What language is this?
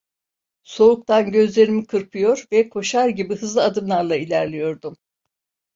Turkish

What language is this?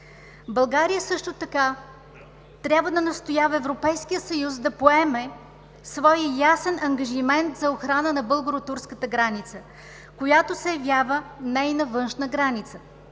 Bulgarian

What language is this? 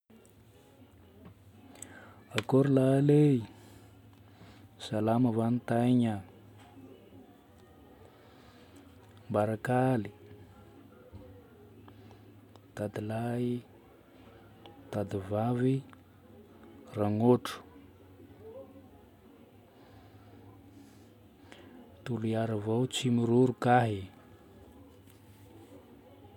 Northern Betsimisaraka Malagasy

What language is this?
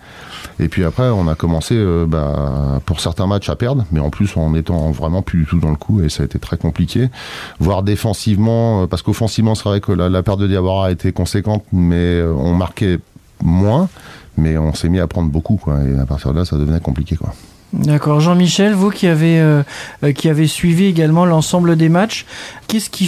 French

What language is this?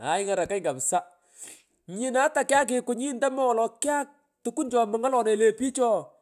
Pökoot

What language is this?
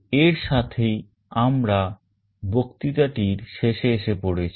Bangla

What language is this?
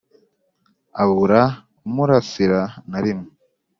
Kinyarwanda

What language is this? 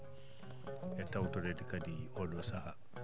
Fula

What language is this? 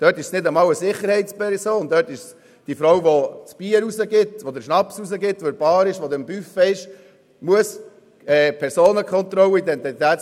Swiss German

